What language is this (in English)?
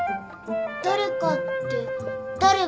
Japanese